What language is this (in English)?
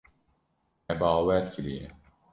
Kurdish